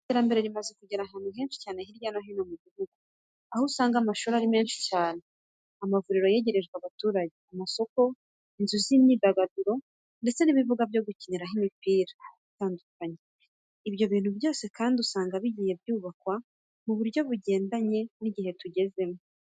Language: Kinyarwanda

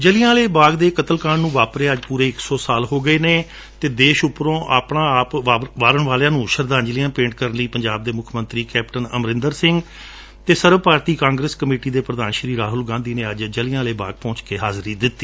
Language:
Punjabi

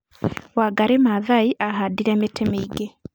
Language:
Kikuyu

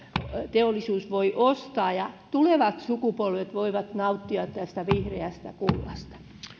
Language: Finnish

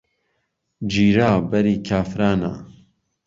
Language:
Central Kurdish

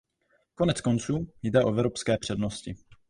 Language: Czech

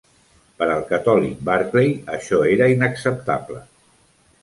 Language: Catalan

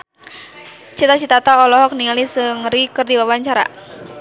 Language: Sundanese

